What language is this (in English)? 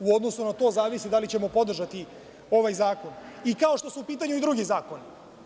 Serbian